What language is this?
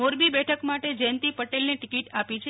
Gujarati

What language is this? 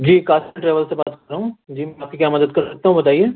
Urdu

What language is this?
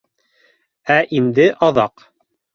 Bashkir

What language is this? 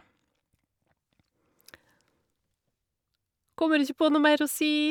Norwegian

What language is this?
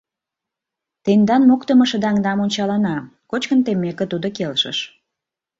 Mari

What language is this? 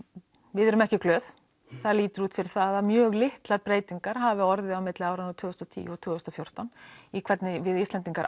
Icelandic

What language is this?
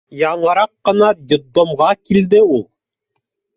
Bashkir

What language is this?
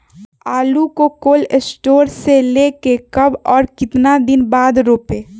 Magahi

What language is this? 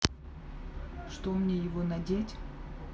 Russian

